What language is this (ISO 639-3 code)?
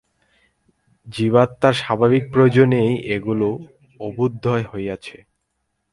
ben